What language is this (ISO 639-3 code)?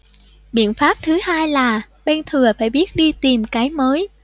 vie